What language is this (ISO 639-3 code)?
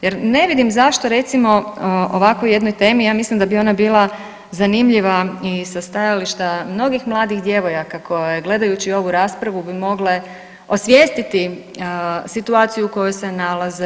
hrv